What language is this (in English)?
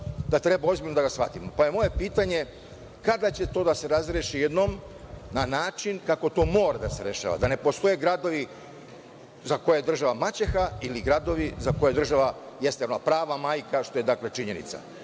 Serbian